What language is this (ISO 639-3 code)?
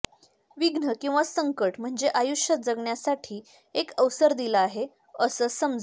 mar